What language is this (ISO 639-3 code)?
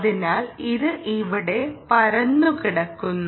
mal